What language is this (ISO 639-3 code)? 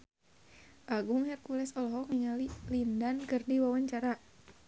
sun